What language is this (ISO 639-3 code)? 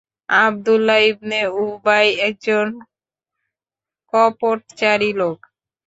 ben